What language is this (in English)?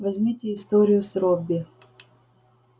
Russian